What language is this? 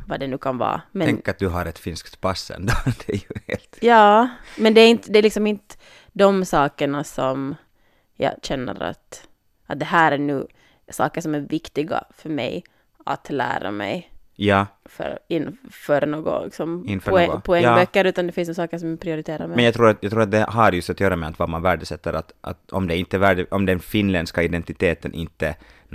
Swedish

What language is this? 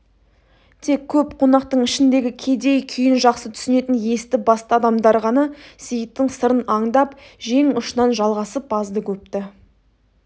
Kazakh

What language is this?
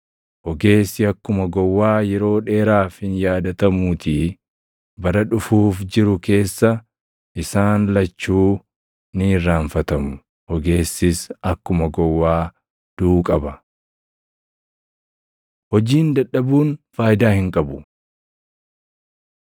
Oromo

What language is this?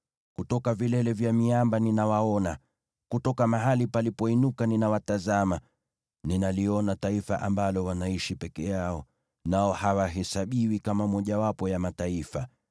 Swahili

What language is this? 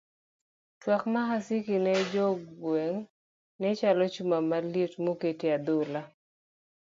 Luo (Kenya and Tanzania)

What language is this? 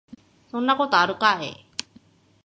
Japanese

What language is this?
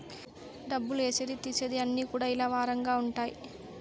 Telugu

